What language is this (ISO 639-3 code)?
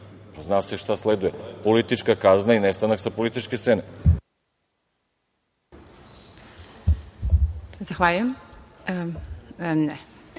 srp